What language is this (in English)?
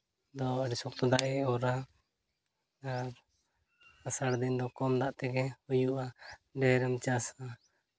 Santali